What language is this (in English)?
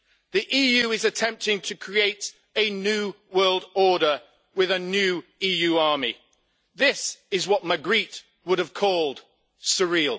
English